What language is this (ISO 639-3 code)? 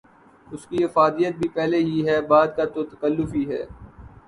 urd